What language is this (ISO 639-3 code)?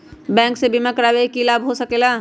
mag